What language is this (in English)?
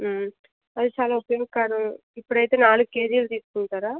Telugu